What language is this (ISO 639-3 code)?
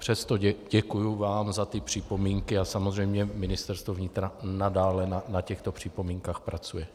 ces